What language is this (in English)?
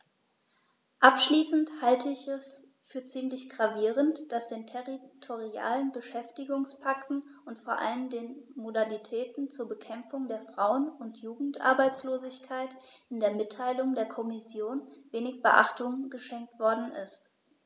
German